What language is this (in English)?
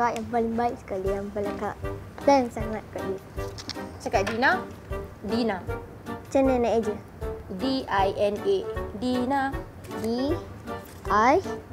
Malay